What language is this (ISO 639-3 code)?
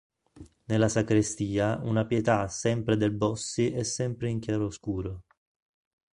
ita